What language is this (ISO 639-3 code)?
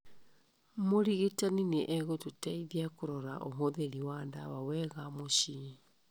kik